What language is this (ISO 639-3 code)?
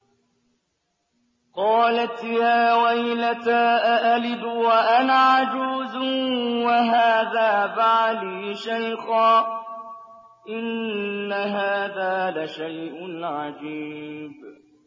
ara